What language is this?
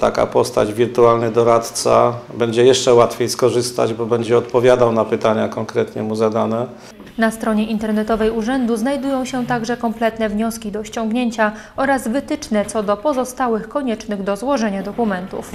Polish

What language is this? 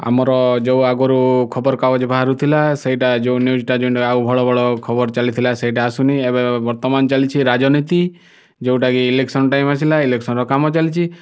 Odia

